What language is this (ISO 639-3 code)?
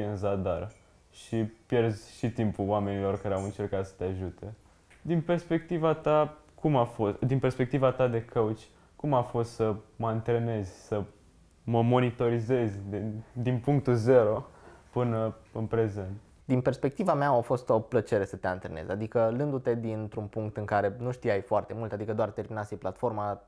ron